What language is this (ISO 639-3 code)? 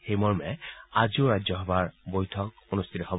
asm